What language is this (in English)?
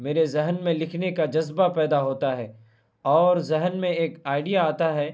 Urdu